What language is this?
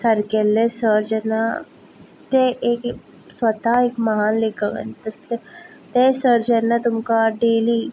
Konkani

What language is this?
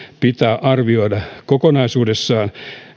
Finnish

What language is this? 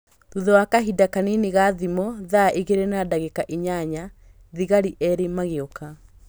Kikuyu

